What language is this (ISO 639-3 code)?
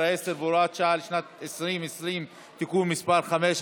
heb